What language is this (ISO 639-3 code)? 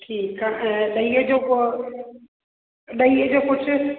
snd